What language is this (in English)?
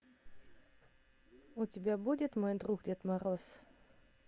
Russian